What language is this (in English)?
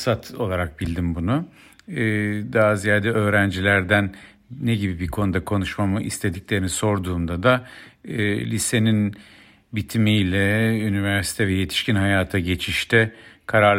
Turkish